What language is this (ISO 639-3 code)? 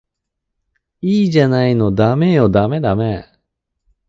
jpn